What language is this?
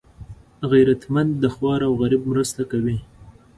Pashto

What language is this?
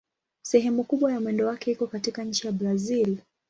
Swahili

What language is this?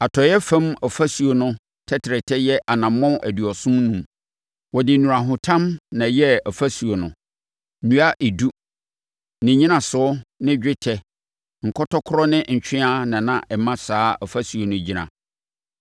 Akan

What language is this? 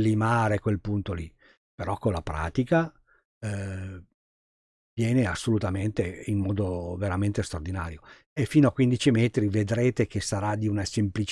Italian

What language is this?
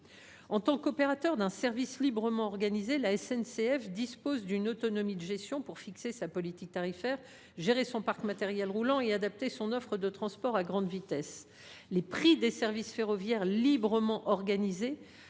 French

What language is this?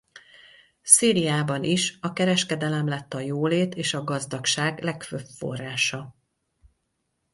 Hungarian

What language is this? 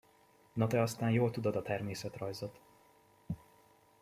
Hungarian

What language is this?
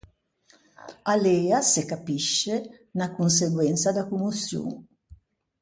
Ligurian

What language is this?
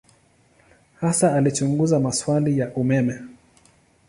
Swahili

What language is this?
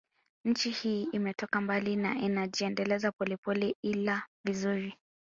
Swahili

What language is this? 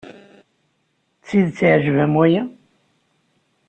Kabyle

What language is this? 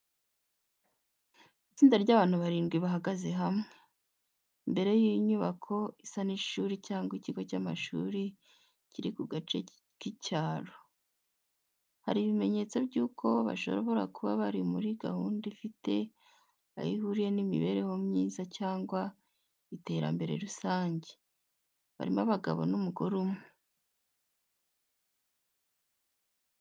Kinyarwanda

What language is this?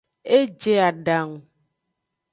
Aja (Benin)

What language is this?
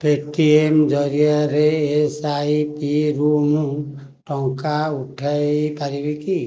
Odia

